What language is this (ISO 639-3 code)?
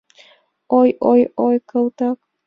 chm